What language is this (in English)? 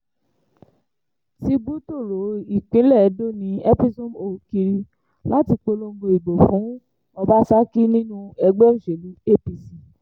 Yoruba